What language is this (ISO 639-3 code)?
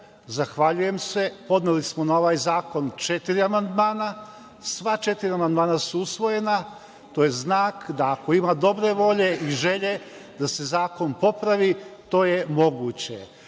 srp